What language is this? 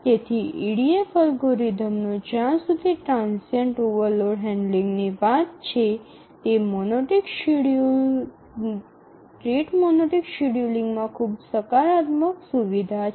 Gujarati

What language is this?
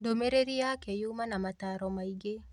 Kikuyu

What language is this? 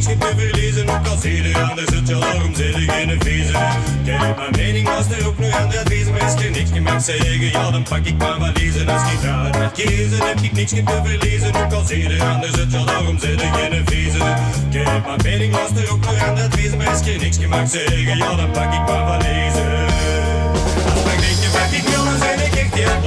Dutch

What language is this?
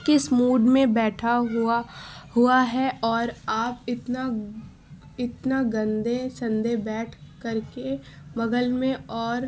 Urdu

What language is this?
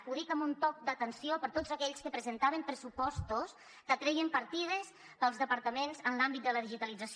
Catalan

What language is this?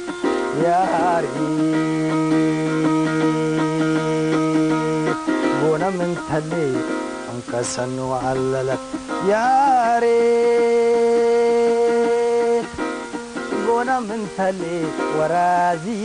Arabic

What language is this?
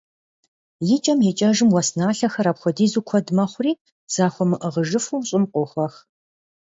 Kabardian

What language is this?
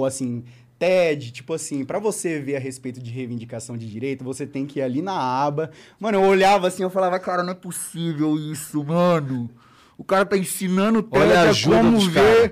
Portuguese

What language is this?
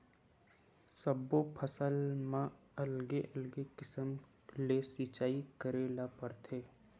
Chhattisgarhi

